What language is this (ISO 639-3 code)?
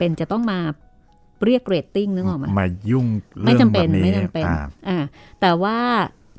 tha